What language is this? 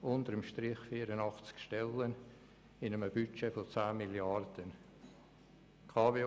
Swiss German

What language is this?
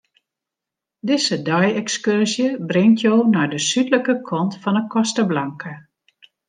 Western Frisian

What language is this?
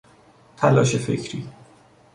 Persian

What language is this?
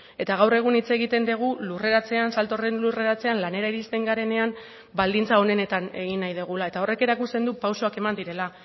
Basque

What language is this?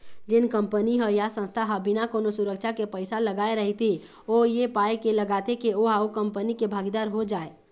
Chhattisgarhi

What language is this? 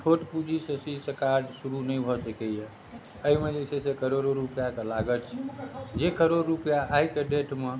Maithili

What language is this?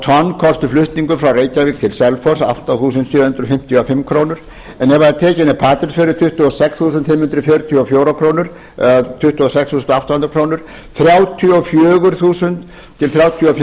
Icelandic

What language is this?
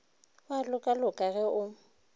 Northern Sotho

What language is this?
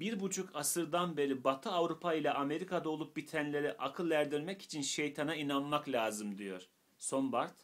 Turkish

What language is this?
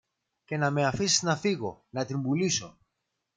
Greek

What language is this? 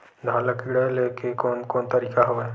Chhattisgarhi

